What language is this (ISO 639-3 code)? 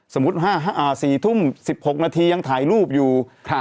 tha